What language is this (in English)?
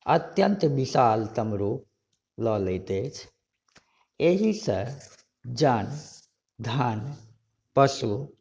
Maithili